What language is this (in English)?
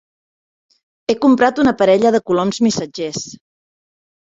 Catalan